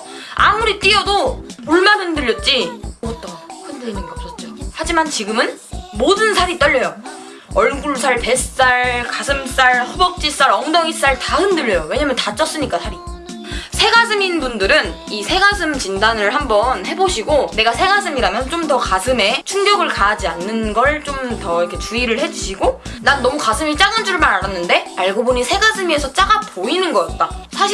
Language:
Korean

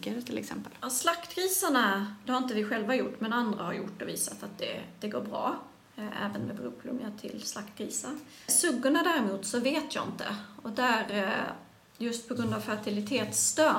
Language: Swedish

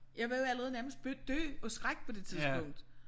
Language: Danish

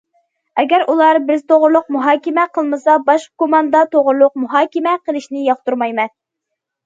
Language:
Uyghur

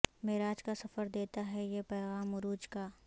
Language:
Urdu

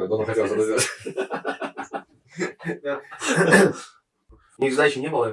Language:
Russian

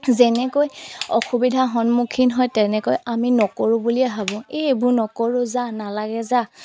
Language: Assamese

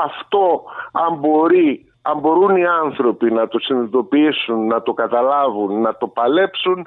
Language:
Greek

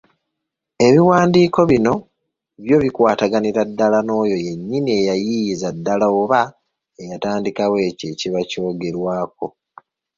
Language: Ganda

